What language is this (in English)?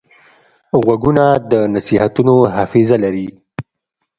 Pashto